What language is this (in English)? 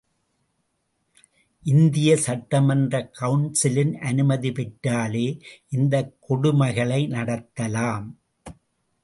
Tamil